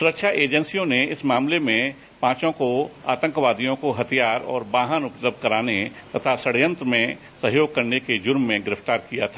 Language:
Hindi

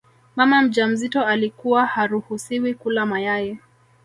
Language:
Swahili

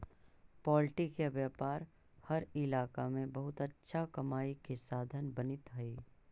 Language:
Magahi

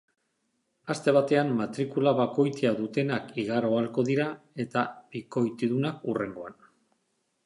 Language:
Basque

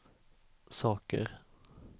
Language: Swedish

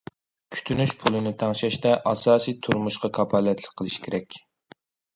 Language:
Uyghur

